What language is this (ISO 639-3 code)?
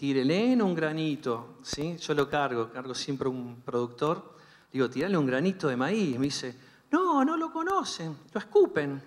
spa